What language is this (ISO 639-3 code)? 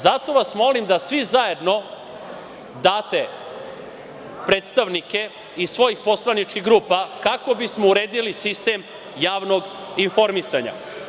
srp